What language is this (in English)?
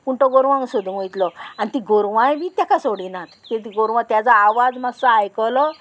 Konkani